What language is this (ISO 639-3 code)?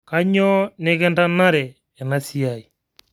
mas